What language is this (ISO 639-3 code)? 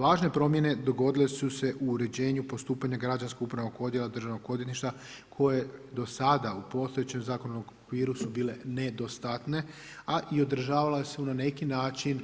hrv